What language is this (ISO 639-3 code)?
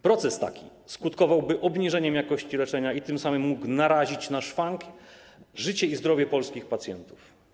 pol